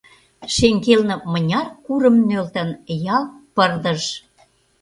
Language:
Mari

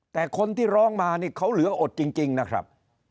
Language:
Thai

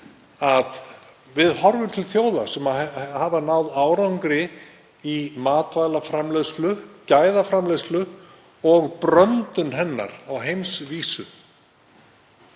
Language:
Icelandic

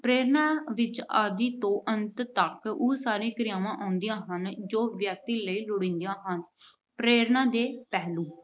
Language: Punjabi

